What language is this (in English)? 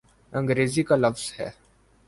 Urdu